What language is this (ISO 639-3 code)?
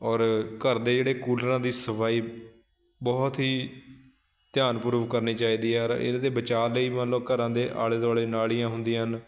pan